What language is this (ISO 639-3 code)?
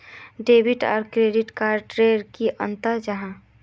mag